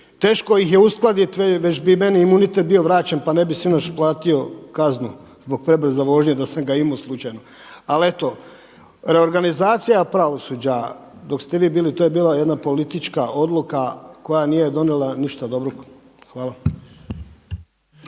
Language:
Croatian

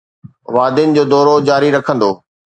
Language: Sindhi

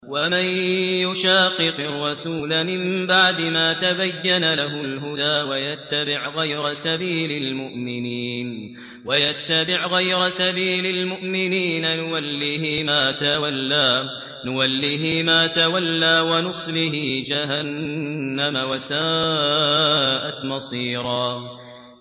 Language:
Arabic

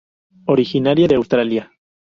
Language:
Spanish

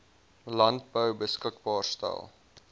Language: Afrikaans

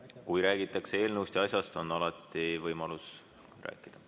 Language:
Estonian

